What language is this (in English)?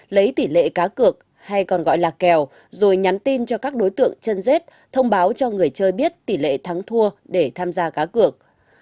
Vietnamese